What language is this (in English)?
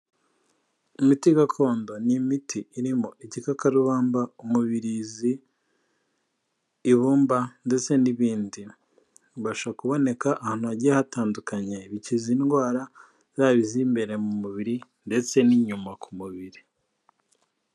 Kinyarwanda